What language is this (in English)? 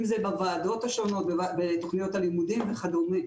Hebrew